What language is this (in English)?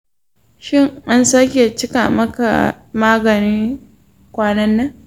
Hausa